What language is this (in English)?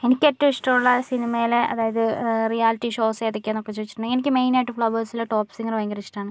Malayalam